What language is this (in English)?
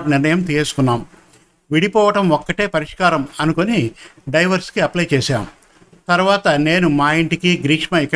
Telugu